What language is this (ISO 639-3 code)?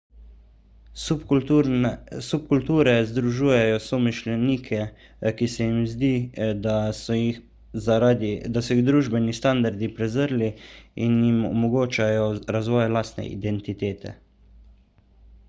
slv